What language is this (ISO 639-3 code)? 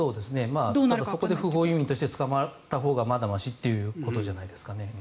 jpn